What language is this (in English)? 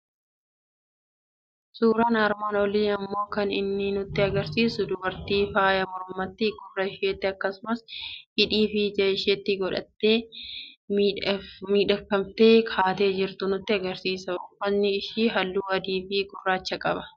Oromo